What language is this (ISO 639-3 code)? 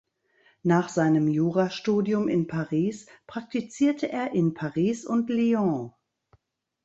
deu